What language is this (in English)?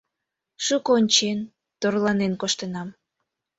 Mari